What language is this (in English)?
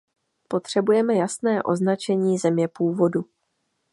Czech